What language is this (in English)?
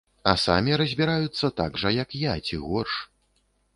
Belarusian